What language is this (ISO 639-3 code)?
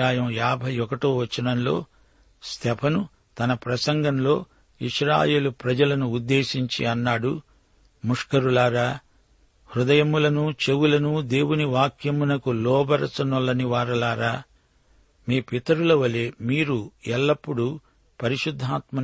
tel